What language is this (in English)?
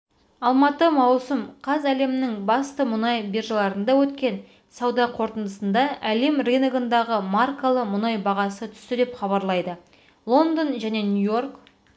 Kazakh